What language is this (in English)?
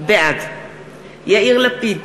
Hebrew